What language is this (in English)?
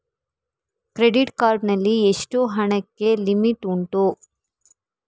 Kannada